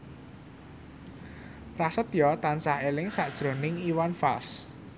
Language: Javanese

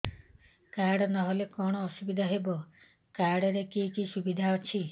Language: Odia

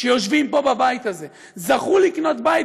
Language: Hebrew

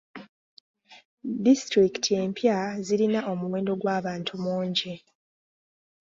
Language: Ganda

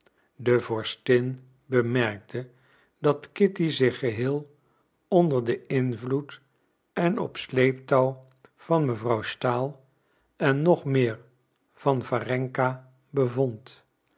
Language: Dutch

